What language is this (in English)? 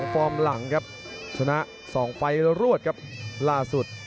Thai